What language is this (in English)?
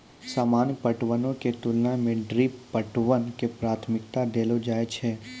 Maithili